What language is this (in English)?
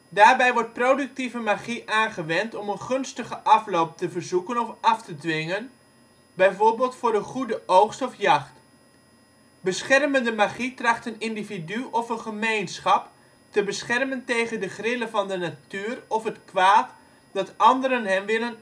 Dutch